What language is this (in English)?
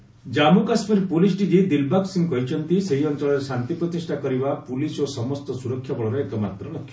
Odia